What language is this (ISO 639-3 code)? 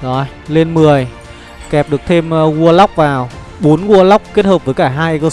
vie